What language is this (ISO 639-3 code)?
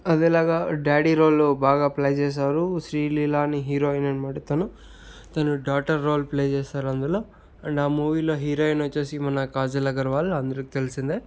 tel